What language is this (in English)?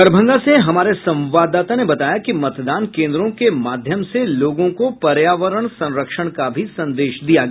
Hindi